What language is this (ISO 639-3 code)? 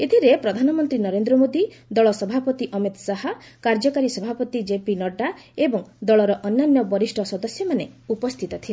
ori